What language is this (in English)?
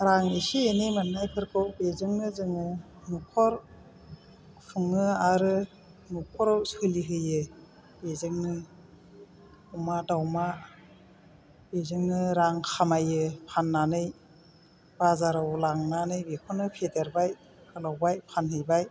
Bodo